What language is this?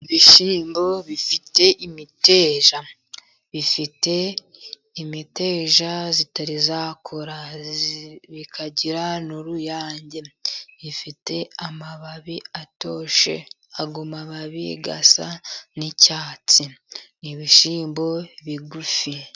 Kinyarwanda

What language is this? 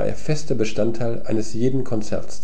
German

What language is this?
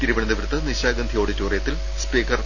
Malayalam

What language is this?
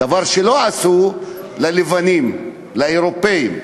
Hebrew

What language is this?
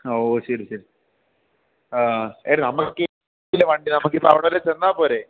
Malayalam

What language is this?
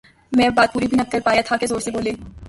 Urdu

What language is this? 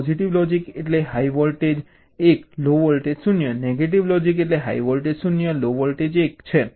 Gujarati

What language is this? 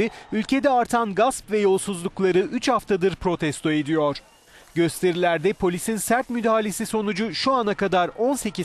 Turkish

